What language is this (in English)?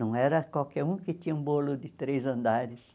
Portuguese